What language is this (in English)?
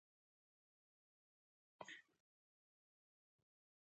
Pashto